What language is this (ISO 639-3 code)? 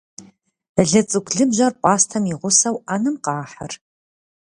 kbd